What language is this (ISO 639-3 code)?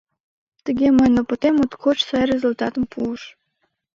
chm